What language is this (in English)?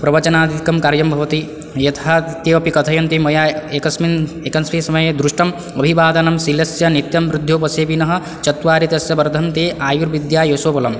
Sanskrit